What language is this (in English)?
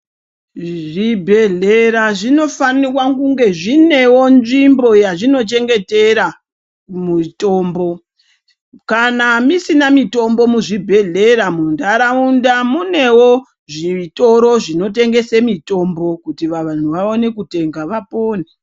Ndau